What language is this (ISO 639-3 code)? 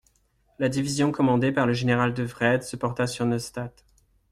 fra